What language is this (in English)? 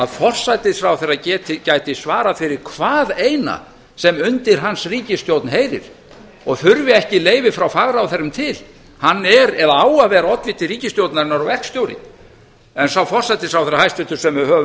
Icelandic